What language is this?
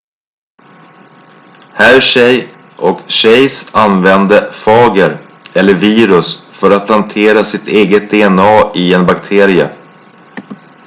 Swedish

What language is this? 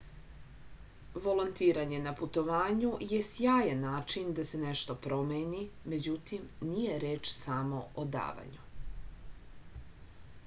Serbian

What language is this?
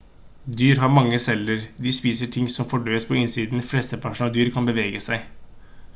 Norwegian Bokmål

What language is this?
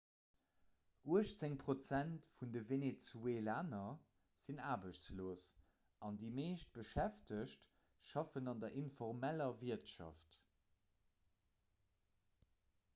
Luxembourgish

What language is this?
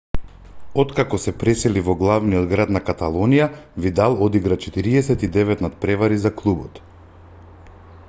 Macedonian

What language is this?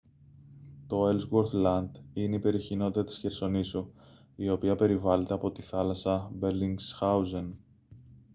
Greek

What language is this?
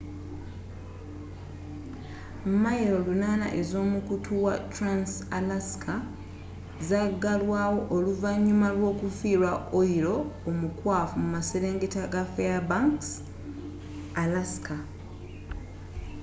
Ganda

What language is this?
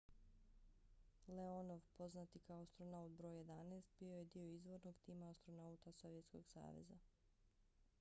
Bosnian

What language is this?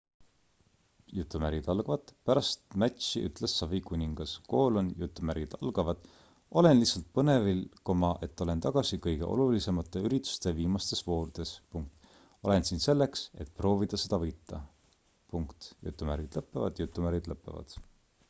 Estonian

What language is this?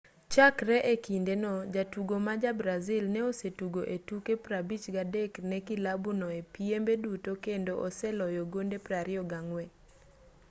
Luo (Kenya and Tanzania)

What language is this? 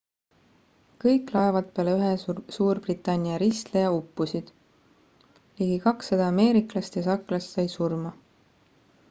Estonian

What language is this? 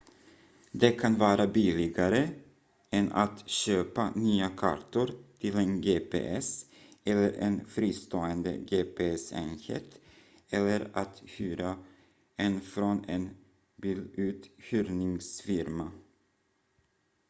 Swedish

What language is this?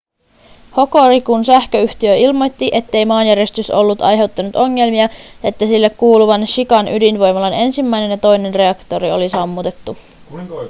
Finnish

